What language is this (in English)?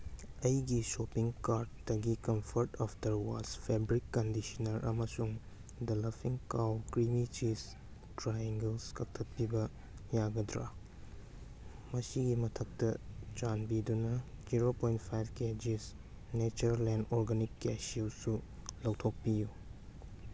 Manipuri